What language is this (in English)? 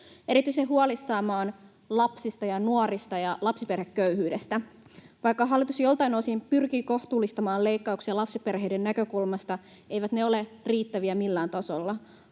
Finnish